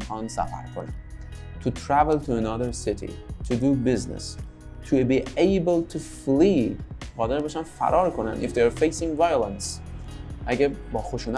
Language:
Persian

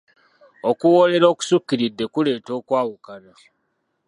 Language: Ganda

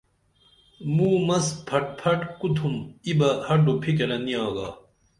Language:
Dameli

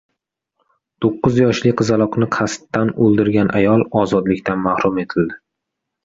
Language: Uzbek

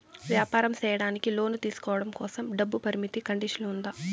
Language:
Telugu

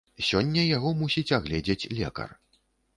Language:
Belarusian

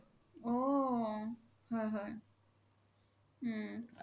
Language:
Assamese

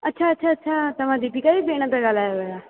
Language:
Sindhi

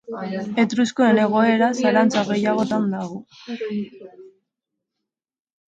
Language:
Basque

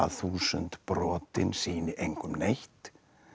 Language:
Icelandic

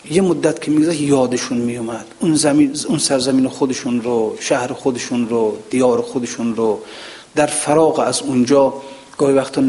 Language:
Persian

